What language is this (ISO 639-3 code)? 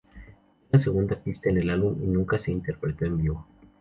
spa